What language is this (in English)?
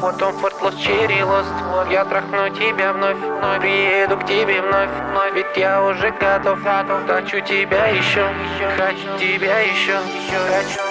Russian